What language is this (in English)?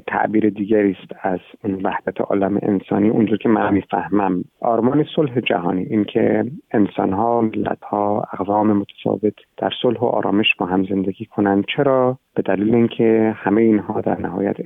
Persian